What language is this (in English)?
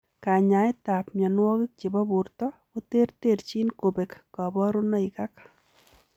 Kalenjin